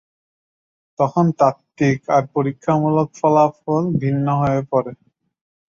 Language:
Bangla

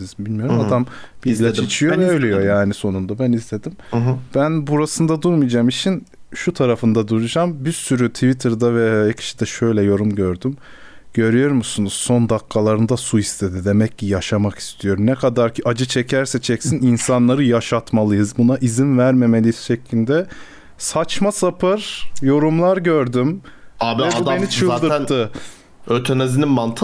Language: Turkish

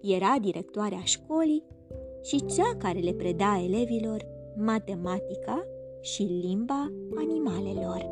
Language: Romanian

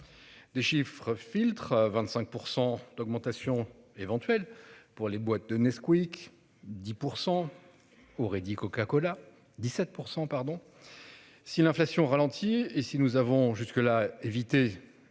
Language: French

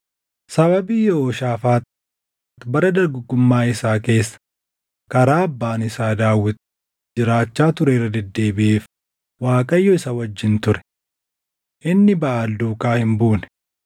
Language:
Oromo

